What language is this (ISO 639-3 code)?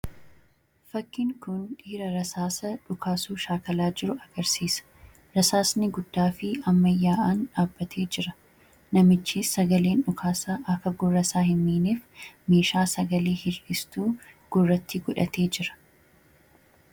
orm